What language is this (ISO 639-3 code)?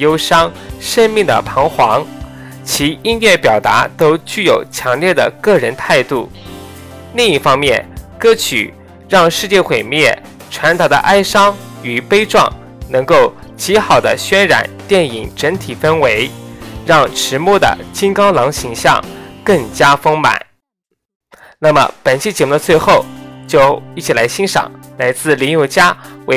zho